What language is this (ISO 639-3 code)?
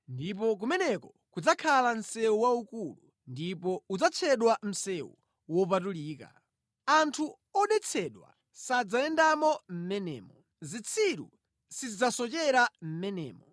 nya